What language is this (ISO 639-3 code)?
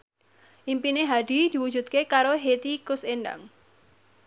jav